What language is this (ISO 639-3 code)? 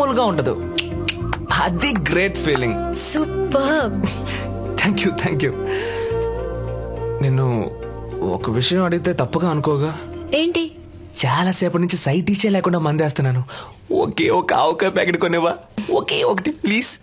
tel